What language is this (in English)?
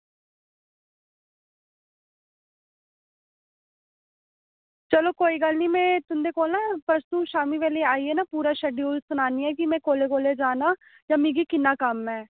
Dogri